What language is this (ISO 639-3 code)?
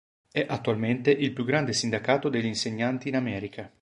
ita